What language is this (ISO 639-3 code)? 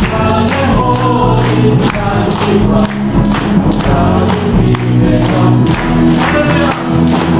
ukr